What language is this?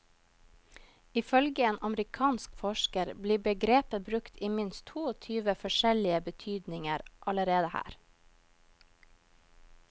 Norwegian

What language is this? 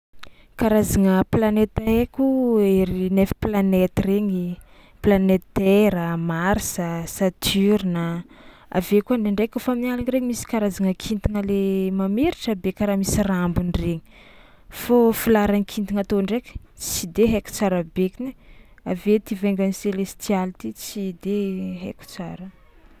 Tsimihety Malagasy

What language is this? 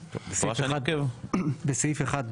Hebrew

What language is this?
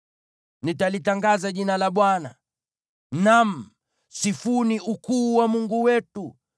Swahili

